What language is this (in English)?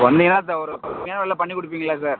Tamil